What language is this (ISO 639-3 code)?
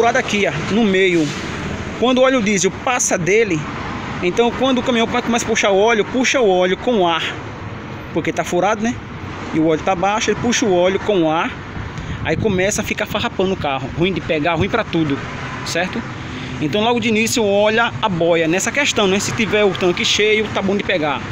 por